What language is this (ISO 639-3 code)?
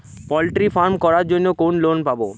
ben